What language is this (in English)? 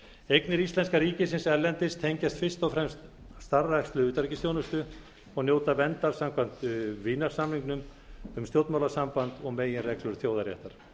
Icelandic